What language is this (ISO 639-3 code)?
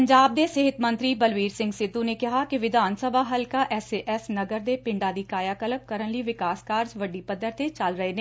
pan